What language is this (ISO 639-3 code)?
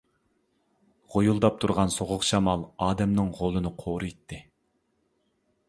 uig